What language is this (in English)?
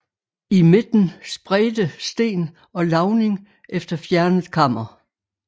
Danish